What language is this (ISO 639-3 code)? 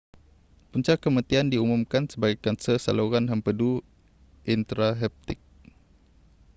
msa